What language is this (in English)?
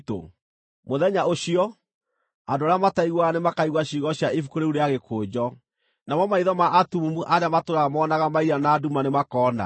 Kikuyu